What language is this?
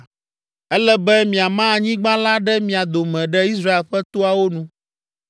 Ewe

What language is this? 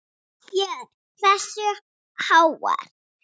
Icelandic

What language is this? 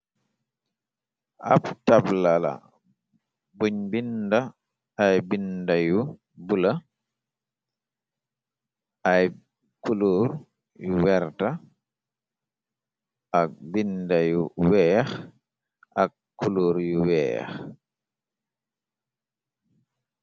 Wolof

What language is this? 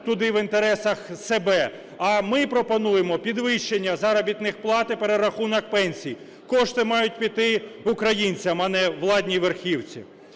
Ukrainian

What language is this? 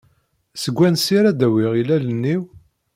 Kabyle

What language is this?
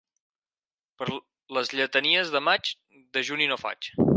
Catalan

